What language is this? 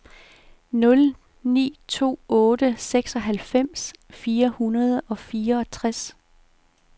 Danish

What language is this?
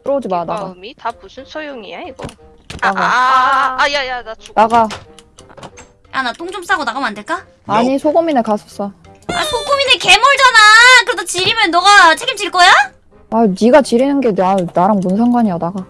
Korean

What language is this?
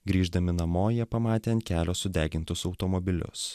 Lithuanian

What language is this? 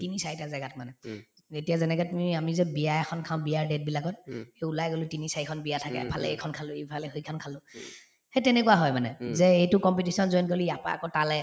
Assamese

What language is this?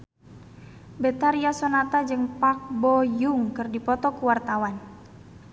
Sundanese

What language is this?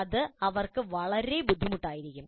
Malayalam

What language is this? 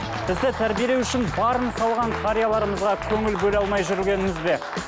Kazakh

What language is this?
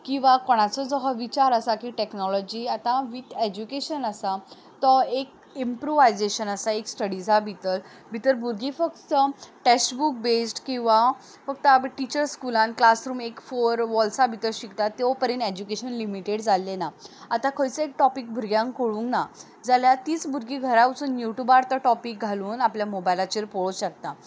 Konkani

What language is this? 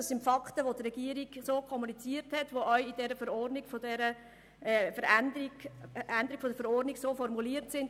Swiss German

